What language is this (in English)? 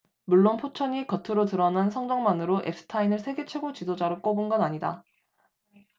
Korean